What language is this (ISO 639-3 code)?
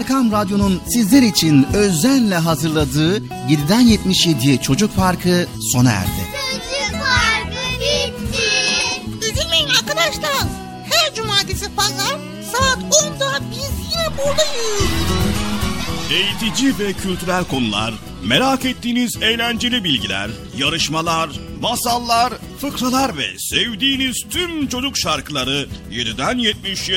tur